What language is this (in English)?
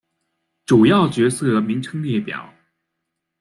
Chinese